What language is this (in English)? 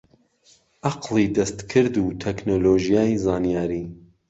Central Kurdish